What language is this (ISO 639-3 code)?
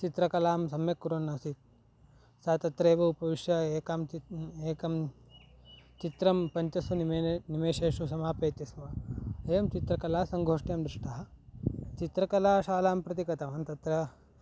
san